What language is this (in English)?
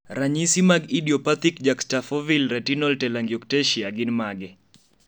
Luo (Kenya and Tanzania)